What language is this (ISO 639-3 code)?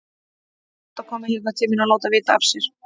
isl